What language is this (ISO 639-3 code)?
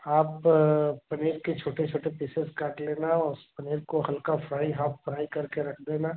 hin